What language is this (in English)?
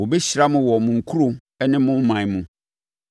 Akan